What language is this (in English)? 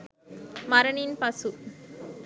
Sinhala